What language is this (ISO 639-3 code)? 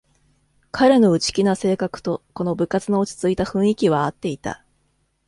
jpn